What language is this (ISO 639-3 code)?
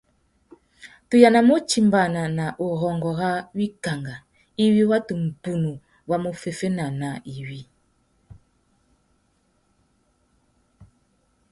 bag